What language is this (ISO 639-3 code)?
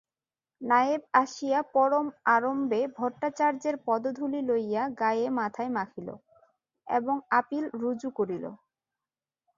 ben